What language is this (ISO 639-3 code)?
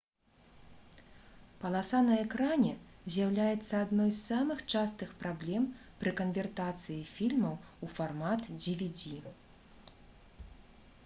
bel